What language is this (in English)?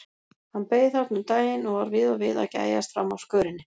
Icelandic